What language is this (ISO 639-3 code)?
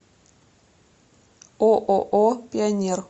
rus